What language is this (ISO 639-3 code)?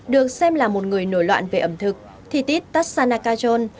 vie